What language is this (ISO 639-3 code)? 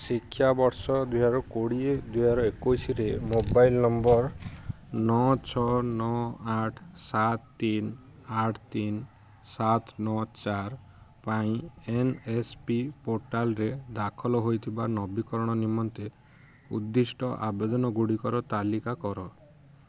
ori